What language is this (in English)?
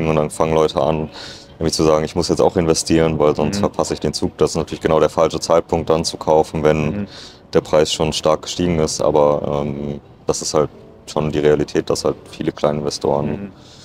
German